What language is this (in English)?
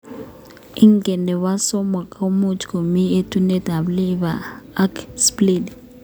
Kalenjin